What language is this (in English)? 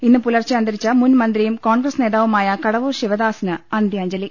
Malayalam